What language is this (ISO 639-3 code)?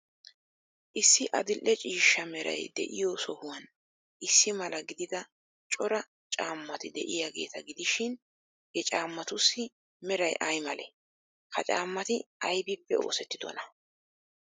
wal